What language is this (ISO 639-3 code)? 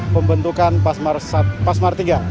ind